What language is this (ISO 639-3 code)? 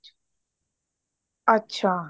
pan